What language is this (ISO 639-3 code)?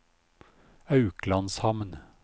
nor